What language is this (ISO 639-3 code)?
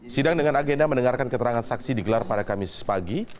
ind